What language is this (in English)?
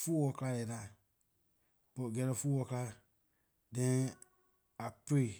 Liberian English